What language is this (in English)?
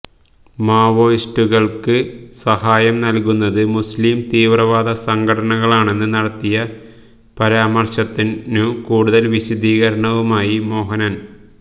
Malayalam